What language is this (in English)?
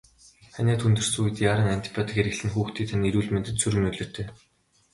Mongolian